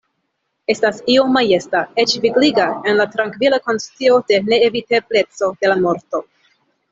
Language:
Esperanto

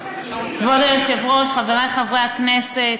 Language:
Hebrew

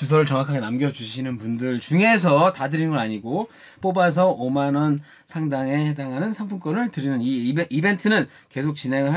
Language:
Korean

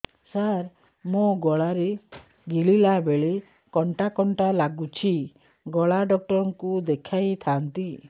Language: Odia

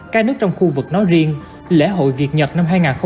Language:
Vietnamese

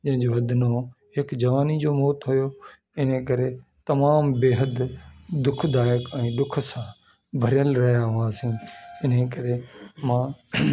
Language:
Sindhi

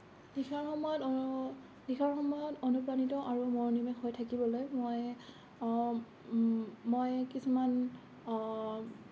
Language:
Assamese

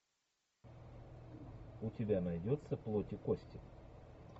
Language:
Russian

